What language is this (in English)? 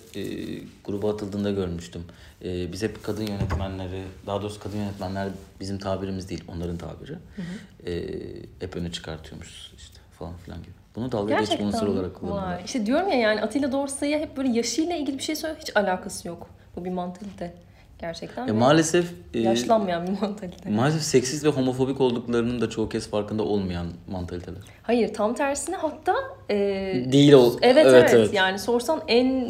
Turkish